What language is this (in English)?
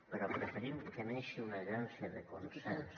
Catalan